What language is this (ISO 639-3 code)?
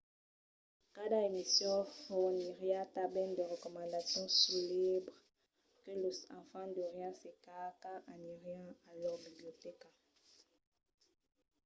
oci